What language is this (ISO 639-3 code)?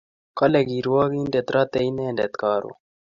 kln